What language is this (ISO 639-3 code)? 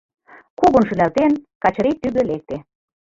chm